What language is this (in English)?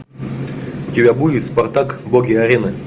Russian